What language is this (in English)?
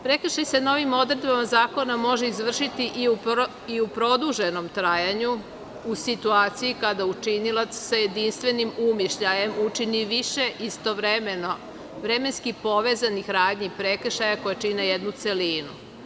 Serbian